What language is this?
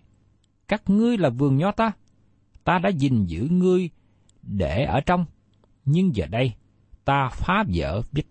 Vietnamese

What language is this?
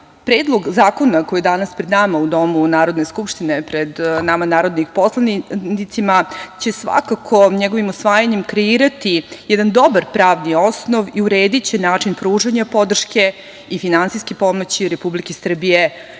Serbian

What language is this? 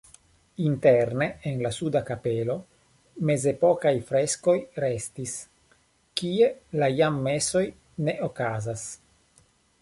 Esperanto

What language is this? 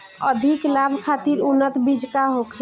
Bhojpuri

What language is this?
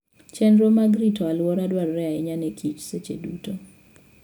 Luo (Kenya and Tanzania)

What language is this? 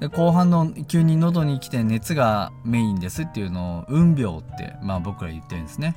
Japanese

